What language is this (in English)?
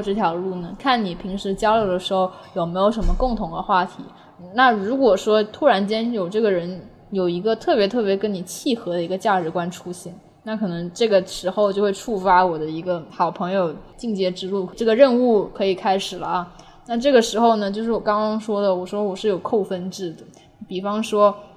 Chinese